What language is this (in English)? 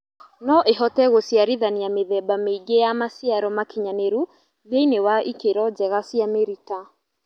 Kikuyu